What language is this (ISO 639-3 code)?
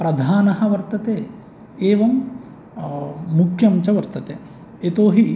san